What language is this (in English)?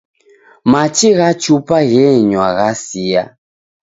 Taita